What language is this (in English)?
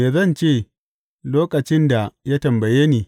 Hausa